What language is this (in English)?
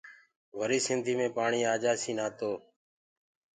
Gurgula